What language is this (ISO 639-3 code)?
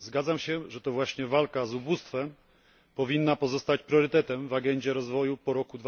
pol